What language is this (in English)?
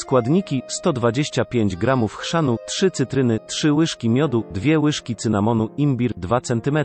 Polish